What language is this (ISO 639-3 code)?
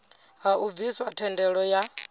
ven